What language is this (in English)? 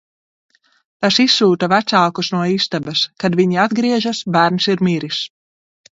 Latvian